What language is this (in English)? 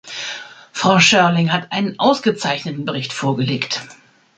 German